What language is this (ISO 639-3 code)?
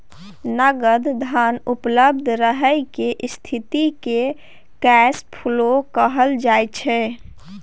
mai